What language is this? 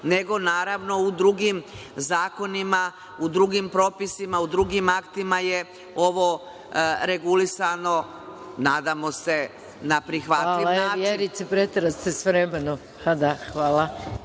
Serbian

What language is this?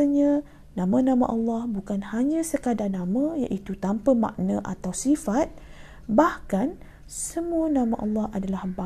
Malay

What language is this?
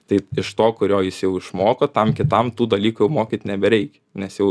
Lithuanian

